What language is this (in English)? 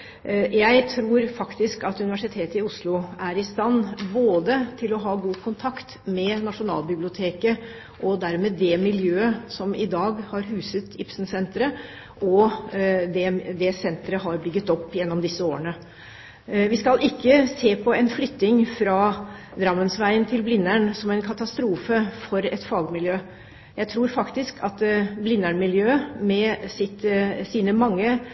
Norwegian Bokmål